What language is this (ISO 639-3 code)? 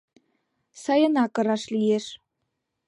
chm